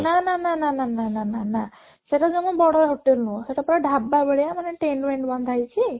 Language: Odia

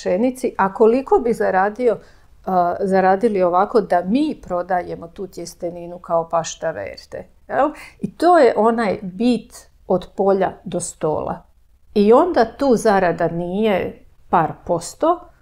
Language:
Croatian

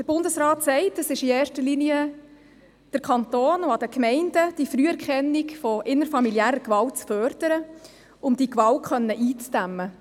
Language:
Swiss German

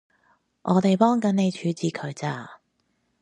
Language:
Cantonese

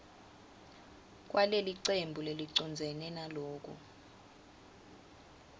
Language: Swati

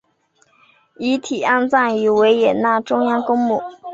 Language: Chinese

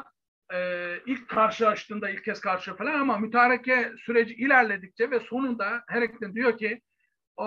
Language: Turkish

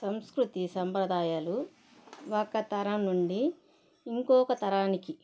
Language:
Telugu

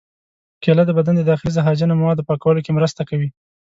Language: Pashto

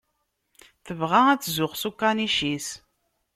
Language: Kabyle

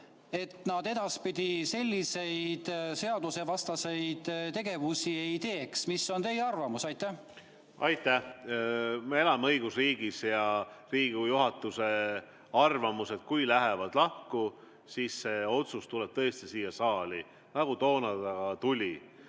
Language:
Estonian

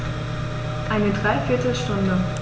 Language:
German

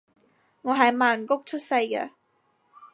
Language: Cantonese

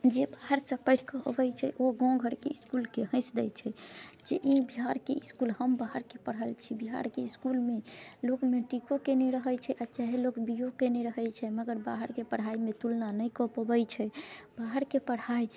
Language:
Maithili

